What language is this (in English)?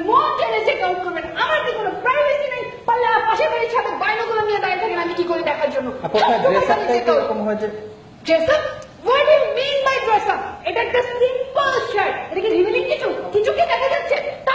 Italian